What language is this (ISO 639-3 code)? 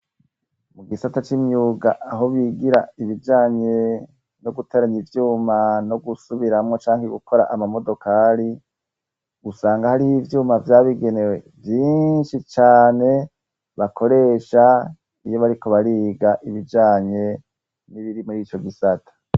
run